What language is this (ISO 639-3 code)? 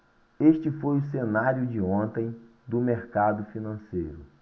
por